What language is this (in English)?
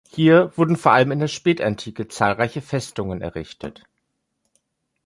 German